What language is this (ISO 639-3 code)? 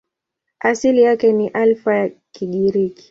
swa